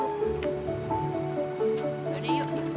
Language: Indonesian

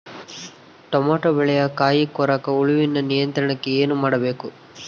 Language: Kannada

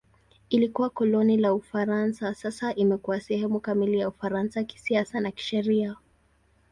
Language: Swahili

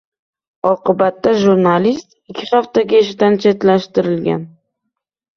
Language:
Uzbek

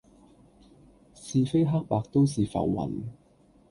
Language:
Cantonese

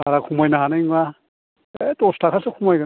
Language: Bodo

